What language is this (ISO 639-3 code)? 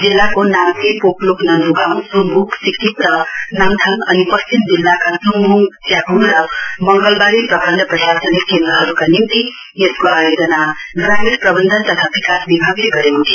nep